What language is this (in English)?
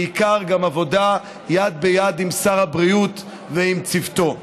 Hebrew